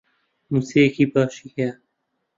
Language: Central Kurdish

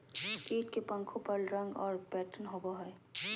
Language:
Magahi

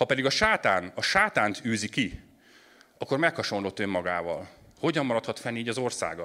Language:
Hungarian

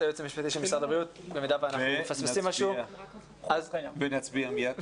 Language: Hebrew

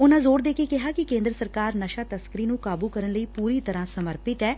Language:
Punjabi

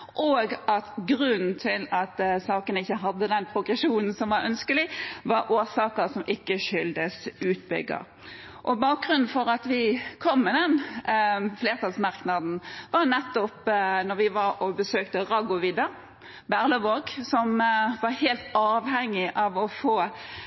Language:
Norwegian Bokmål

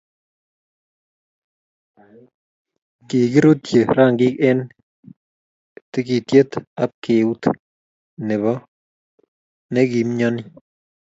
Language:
Kalenjin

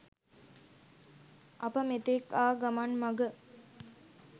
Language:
Sinhala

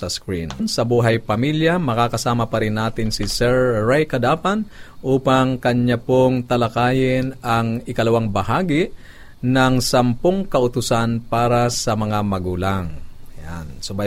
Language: Filipino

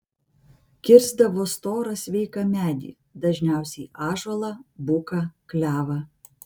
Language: Lithuanian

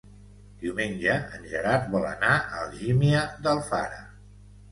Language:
Catalan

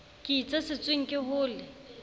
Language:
Southern Sotho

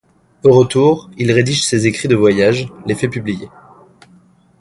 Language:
French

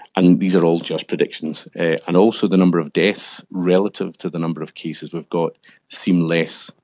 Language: English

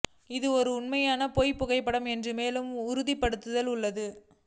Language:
Tamil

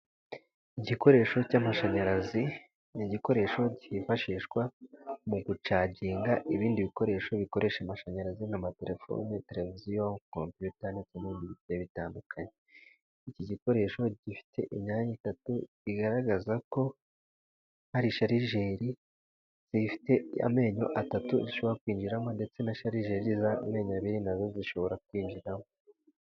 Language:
Kinyarwanda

